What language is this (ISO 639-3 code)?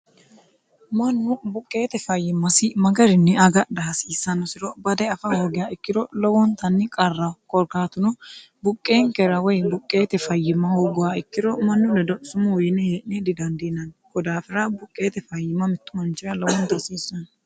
sid